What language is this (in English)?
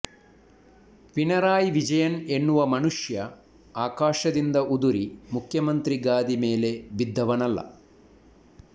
Kannada